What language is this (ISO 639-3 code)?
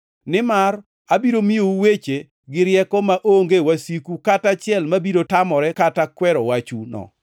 luo